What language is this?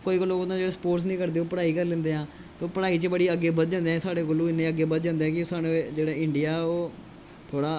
Dogri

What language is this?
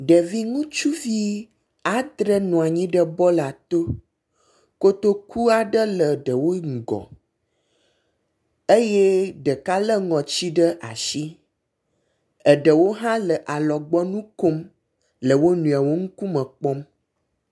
Ewe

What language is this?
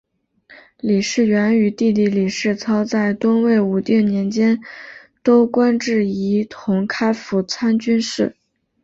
Chinese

